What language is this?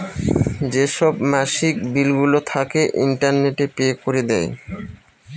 Bangla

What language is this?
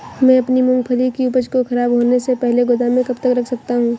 Hindi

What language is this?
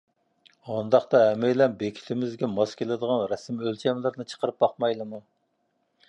Uyghur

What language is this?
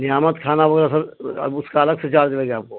Urdu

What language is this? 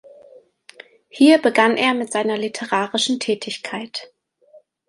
German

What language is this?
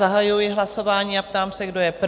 Czech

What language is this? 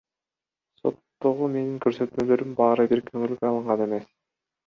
Kyrgyz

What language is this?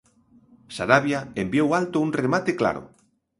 Galician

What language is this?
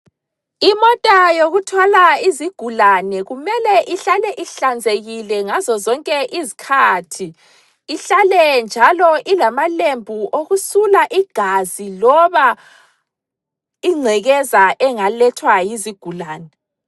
North Ndebele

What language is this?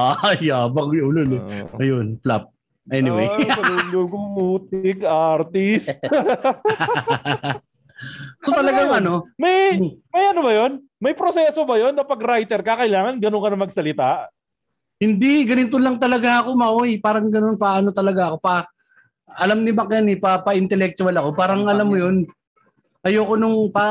Filipino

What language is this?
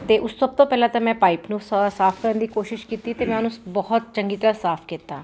Punjabi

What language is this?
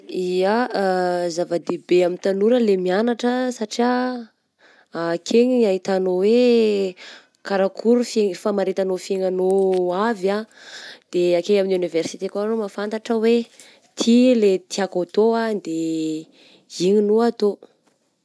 Southern Betsimisaraka Malagasy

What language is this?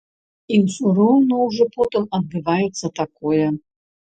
Belarusian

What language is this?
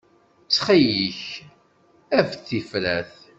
Kabyle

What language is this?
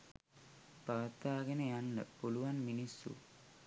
Sinhala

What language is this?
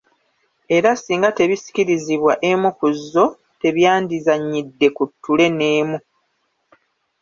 Ganda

